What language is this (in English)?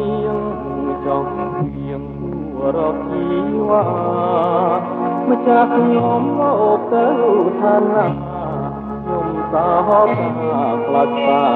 Thai